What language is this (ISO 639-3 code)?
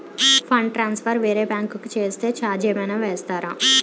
tel